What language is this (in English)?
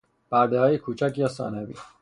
Persian